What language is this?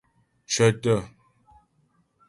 Ghomala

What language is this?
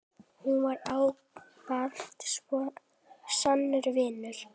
Icelandic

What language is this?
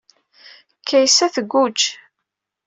Kabyle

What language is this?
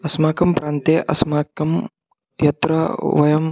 Sanskrit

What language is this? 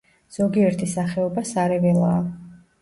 Georgian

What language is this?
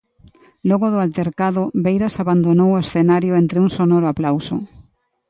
Galician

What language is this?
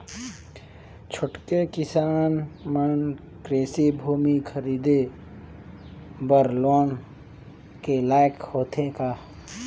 Chhattisgarhi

